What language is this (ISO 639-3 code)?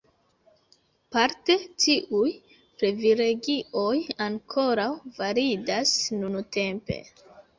epo